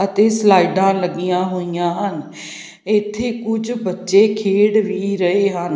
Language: Punjabi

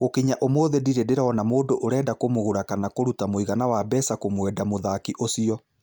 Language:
Kikuyu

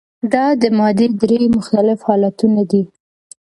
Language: Pashto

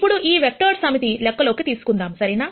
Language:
Telugu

